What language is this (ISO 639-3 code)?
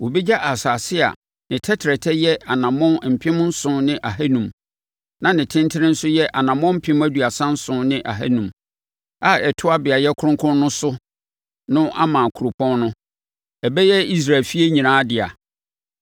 aka